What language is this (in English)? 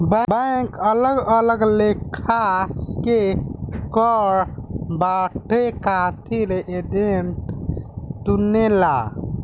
Bhojpuri